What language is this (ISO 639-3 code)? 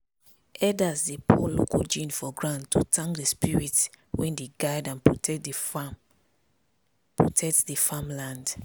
pcm